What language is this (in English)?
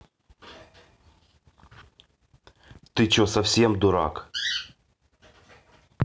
Russian